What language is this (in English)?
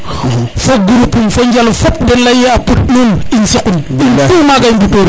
Serer